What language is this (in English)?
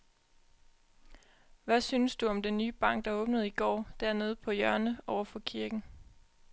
Danish